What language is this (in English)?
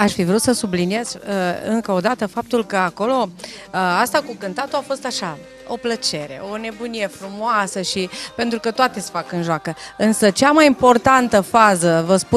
Romanian